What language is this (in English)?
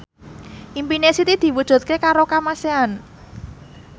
Javanese